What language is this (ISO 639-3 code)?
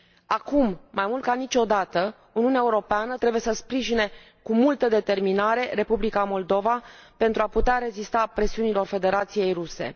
ron